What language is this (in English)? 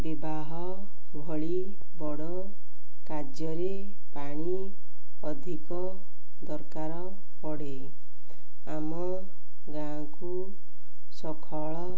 Odia